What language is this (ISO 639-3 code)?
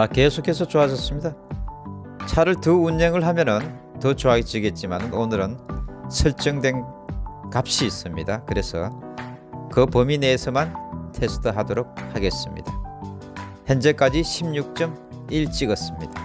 kor